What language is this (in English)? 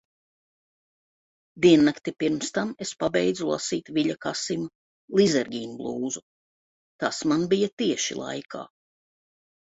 Latvian